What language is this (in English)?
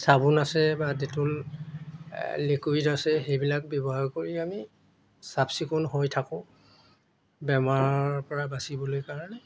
Assamese